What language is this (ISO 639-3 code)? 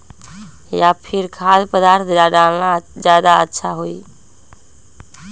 mag